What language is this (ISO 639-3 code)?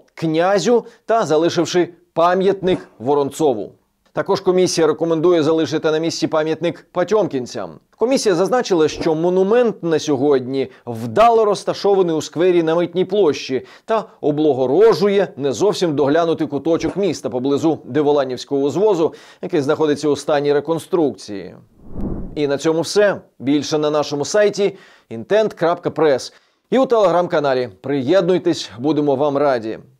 ukr